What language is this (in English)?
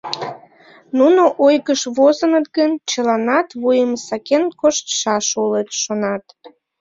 Mari